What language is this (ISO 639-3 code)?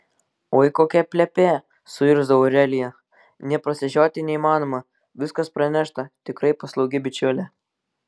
lit